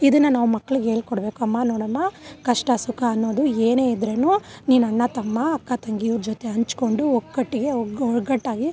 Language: Kannada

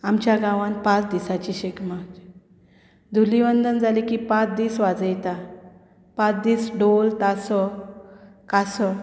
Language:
Konkani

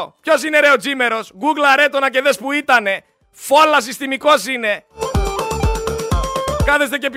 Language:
Greek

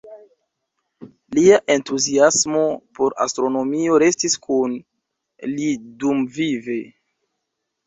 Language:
Esperanto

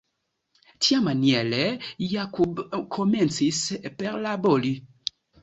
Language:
Esperanto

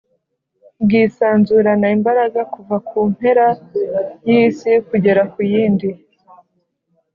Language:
Kinyarwanda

